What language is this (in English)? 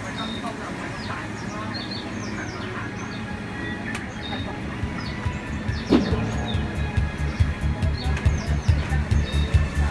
Japanese